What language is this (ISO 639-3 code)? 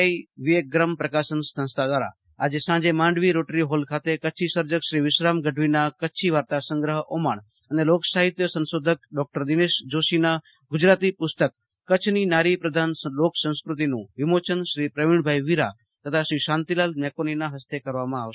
guj